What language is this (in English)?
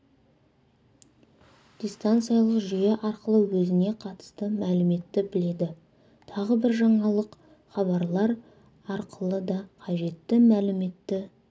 Kazakh